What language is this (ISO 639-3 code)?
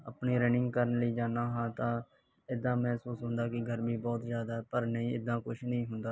pan